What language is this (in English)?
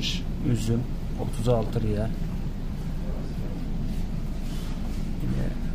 Turkish